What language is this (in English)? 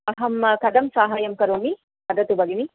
Sanskrit